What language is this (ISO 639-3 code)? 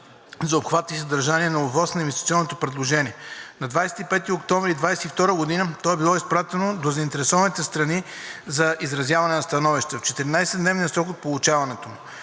bul